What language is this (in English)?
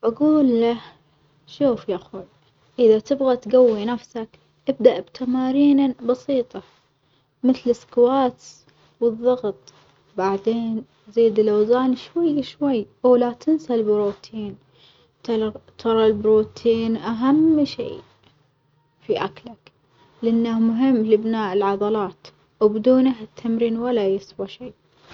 Omani Arabic